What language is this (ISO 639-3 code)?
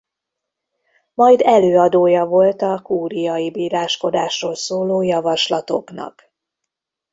hun